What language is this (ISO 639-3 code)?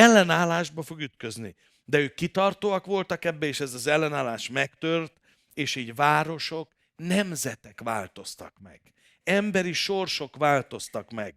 hun